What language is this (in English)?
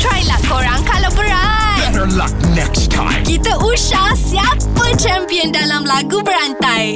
Malay